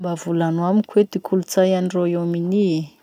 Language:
Masikoro Malagasy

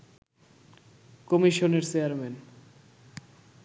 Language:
Bangla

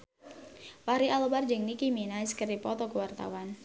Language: Sundanese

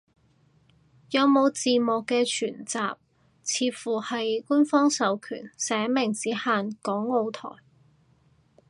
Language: Cantonese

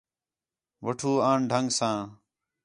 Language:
Khetrani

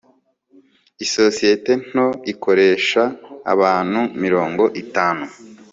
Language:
Kinyarwanda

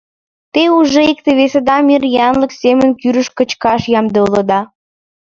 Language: Mari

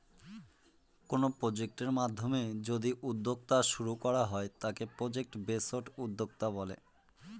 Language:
Bangla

